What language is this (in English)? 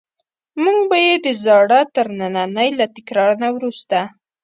Pashto